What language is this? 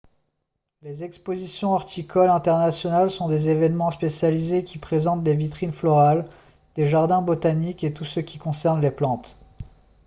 French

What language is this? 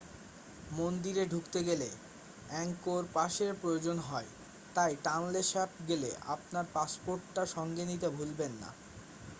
Bangla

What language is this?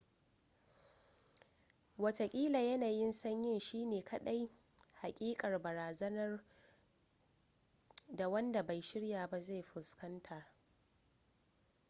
Hausa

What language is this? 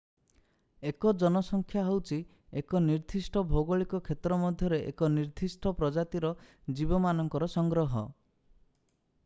Odia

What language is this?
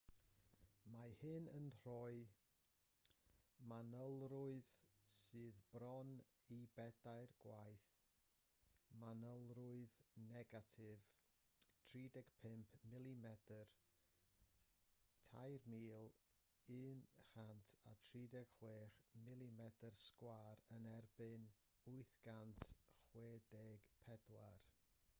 Welsh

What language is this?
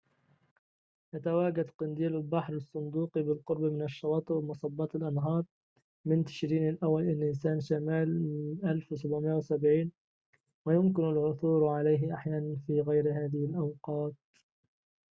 Arabic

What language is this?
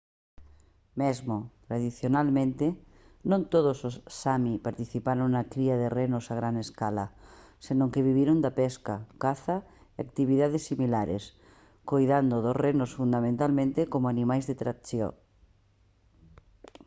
Galician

